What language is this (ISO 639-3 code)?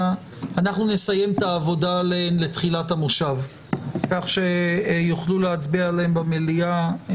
heb